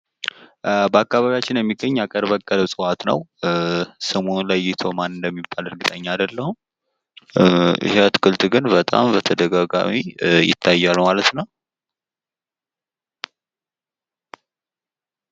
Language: Amharic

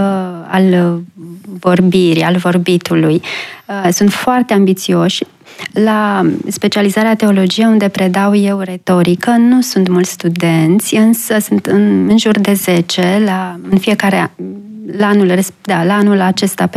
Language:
Romanian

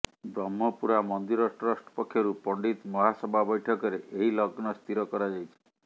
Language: Odia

